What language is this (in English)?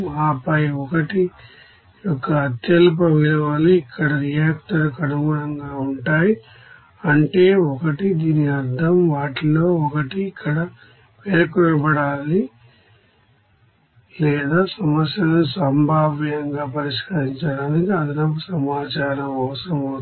Telugu